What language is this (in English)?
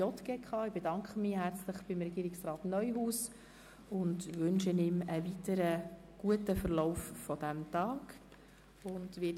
Swiss German